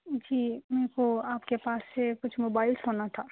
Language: Urdu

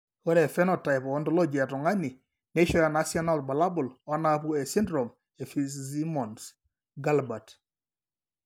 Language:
Masai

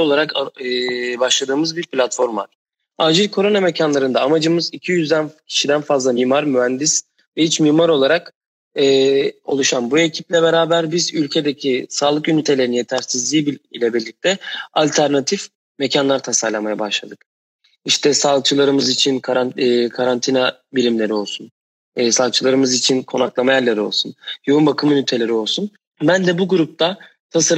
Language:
Turkish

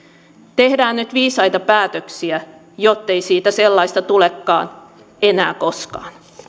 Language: Finnish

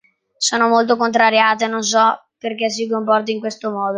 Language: Italian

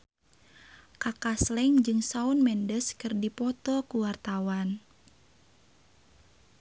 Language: Sundanese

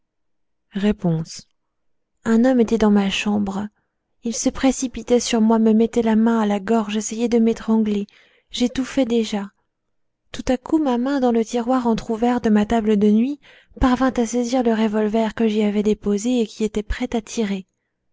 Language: French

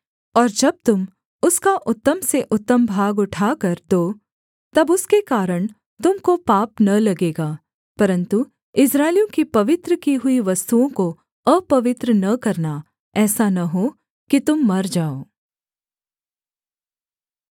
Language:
Hindi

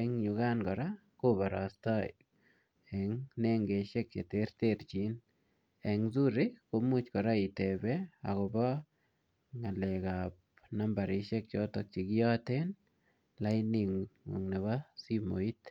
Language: Kalenjin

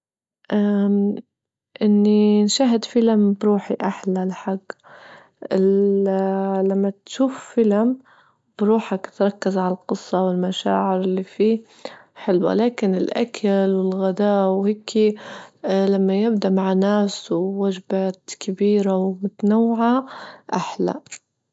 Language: Libyan Arabic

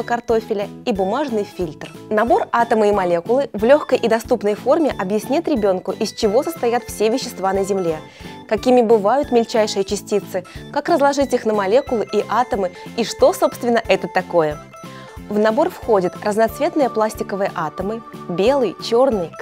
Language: Russian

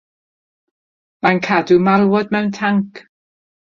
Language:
Welsh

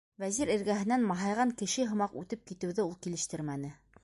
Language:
Bashkir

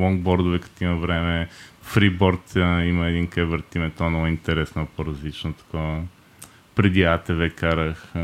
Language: Bulgarian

